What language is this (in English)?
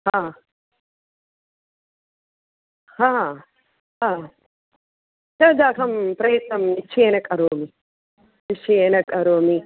Sanskrit